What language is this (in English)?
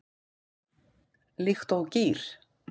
Icelandic